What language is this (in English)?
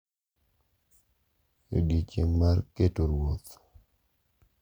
Luo (Kenya and Tanzania)